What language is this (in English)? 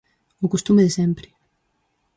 Galician